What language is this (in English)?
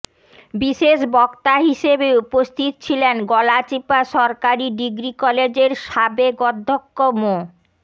Bangla